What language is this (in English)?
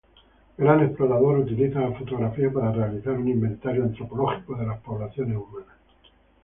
Spanish